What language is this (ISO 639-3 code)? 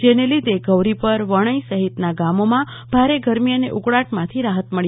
guj